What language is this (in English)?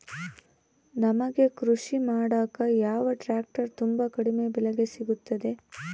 Kannada